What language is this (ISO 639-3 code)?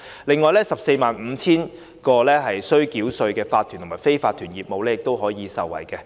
yue